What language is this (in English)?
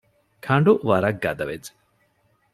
Divehi